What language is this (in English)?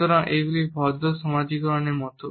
Bangla